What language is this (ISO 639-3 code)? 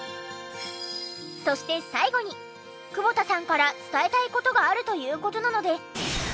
jpn